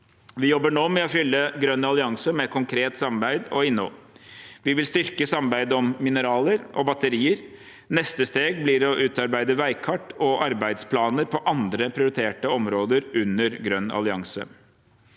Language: Norwegian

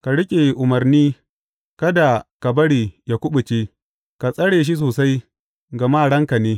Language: Hausa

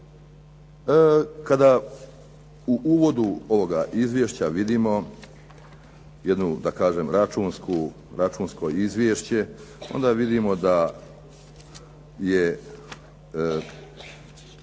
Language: Croatian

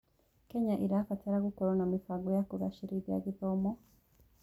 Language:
Kikuyu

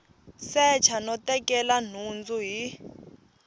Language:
Tsonga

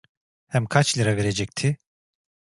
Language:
Turkish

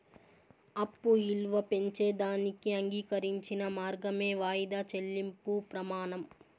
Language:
Telugu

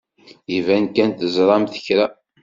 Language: Kabyle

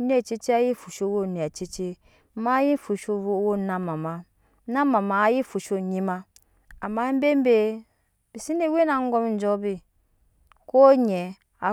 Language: Nyankpa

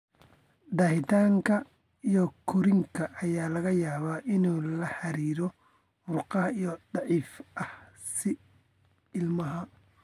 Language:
Somali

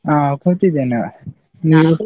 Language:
Kannada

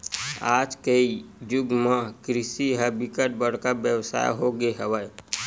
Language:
Chhattisgarhi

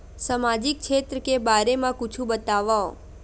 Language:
Chhattisgarhi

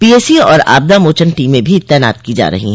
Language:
Hindi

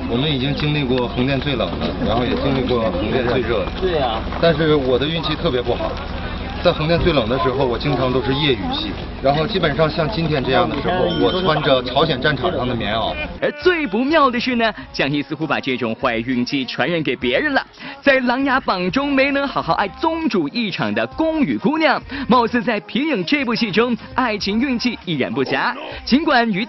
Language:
Chinese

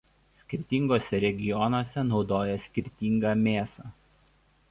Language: Lithuanian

